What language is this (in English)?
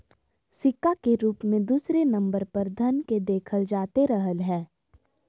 Magahi